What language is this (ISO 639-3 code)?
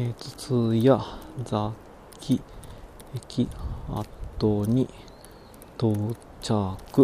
jpn